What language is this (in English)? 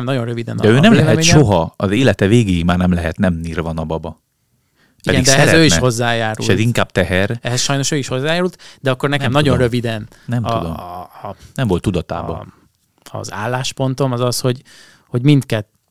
Hungarian